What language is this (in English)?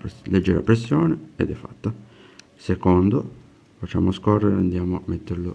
Italian